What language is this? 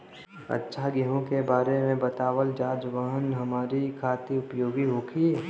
Bhojpuri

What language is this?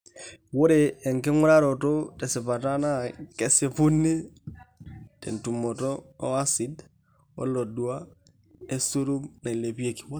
Masai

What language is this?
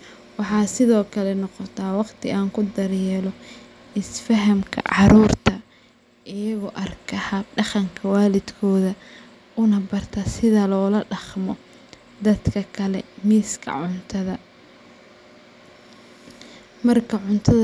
Somali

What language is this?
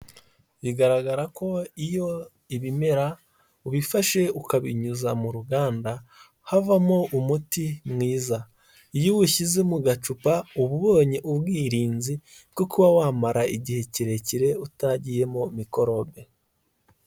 Kinyarwanda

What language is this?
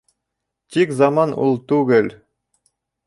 Bashkir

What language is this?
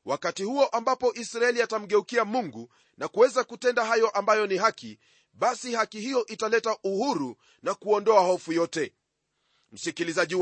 Swahili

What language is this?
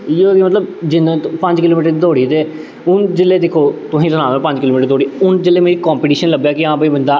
Dogri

